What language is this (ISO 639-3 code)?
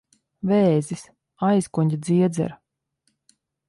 lav